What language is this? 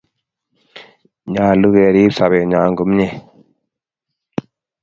Kalenjin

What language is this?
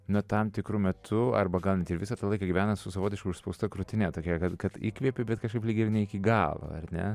Lithuanian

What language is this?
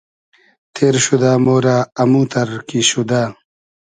Hazaragi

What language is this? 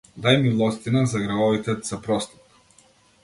Macedonian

